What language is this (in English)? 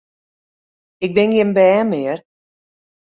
Western Frisian